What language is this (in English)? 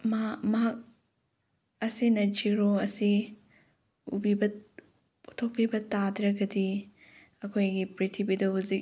Manipuri